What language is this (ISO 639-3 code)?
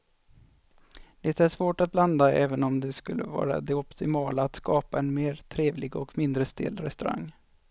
swe